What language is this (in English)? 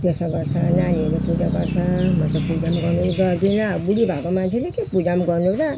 Nepali